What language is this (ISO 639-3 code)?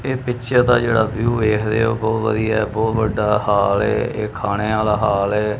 pan